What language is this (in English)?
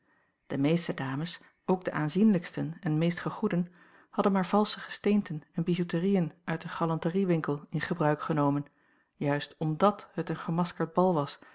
Dutch